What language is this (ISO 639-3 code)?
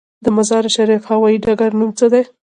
pus